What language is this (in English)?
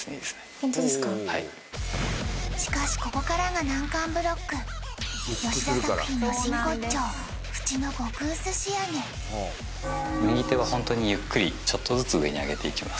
Japanese